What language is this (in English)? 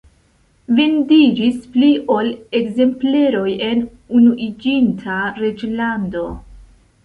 Esperanto